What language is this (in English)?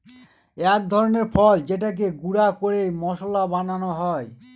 Bangla